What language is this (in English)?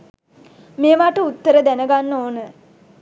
Sinhala